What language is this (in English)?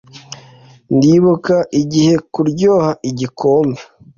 Kinyarwanda